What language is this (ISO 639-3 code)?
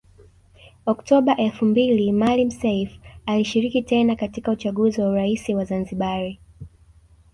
swa